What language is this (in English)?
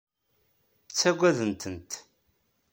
Kabyle